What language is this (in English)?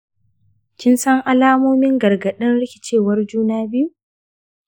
Hausa